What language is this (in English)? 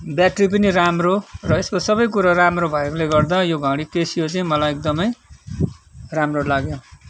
Nepali